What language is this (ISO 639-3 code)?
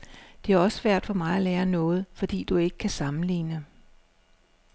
dan